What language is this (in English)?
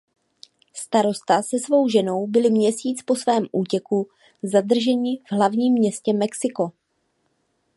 Czech